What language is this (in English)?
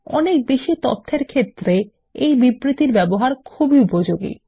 Bangla